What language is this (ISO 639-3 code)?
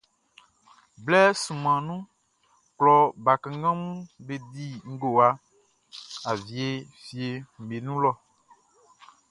bci